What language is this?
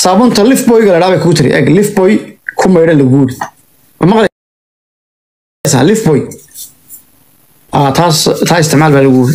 Arabic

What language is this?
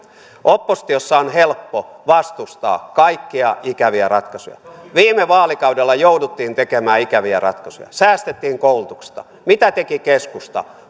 Finnish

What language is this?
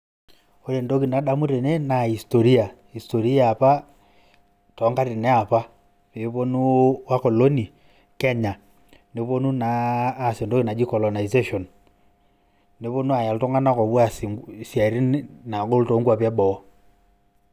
Masai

